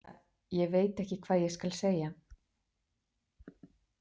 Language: Icelandic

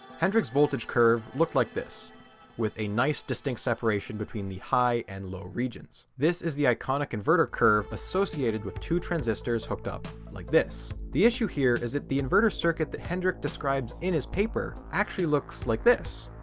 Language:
English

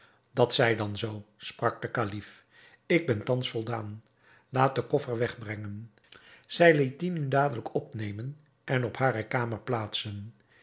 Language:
Dutch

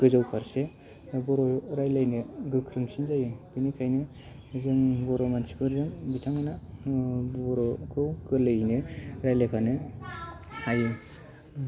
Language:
Bodo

